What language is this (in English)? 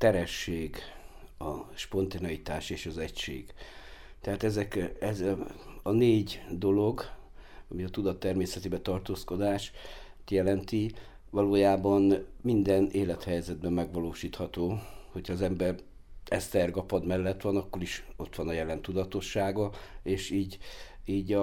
Hungarian